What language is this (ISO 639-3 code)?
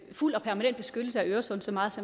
dan